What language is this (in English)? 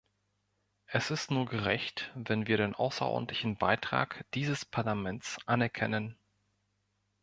German